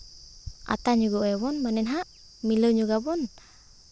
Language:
Santali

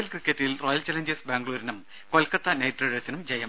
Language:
Malayalam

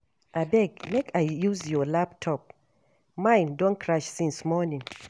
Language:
Nigerian Pidgin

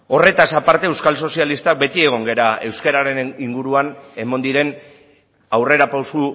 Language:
Basque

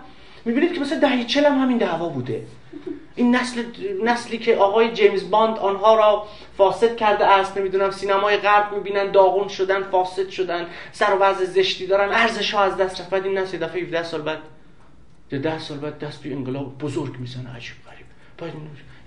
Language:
Persian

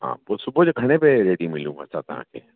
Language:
Sindhi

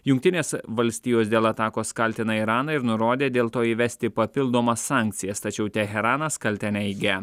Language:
Lithuanian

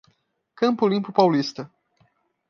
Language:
Portuguese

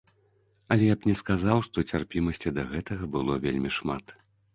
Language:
Belarusian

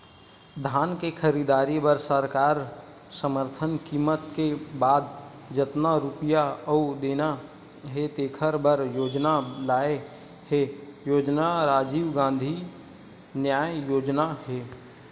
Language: Chhattisgarhi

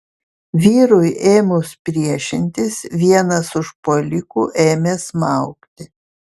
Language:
Lithuanian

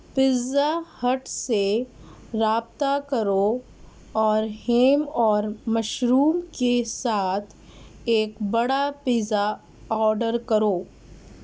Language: Urdu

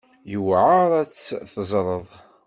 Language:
Kabyle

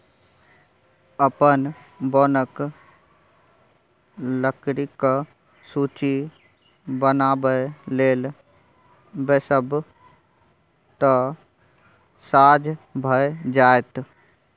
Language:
Maithili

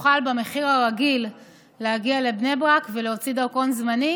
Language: Hebrew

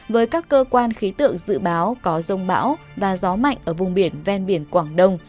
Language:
Vietnamese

